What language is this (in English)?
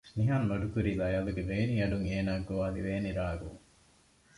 Divehi